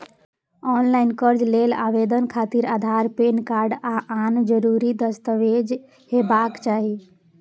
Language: Maithili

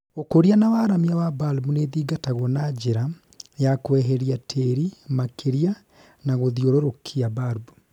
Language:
Kikuyu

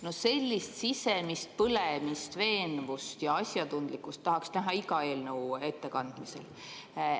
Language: Estonian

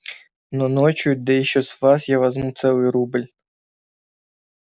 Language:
Russian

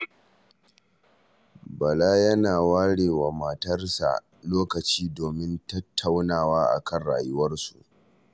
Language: Hausa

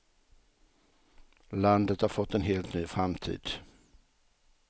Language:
Swedish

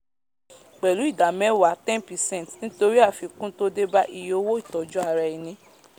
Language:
Yoruba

